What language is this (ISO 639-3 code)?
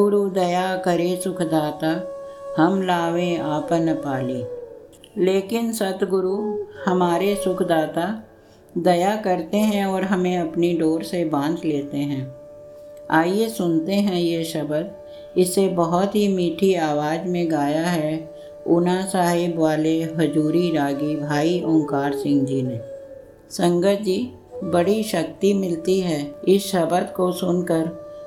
hin